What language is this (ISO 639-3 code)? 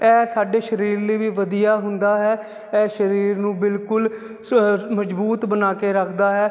pan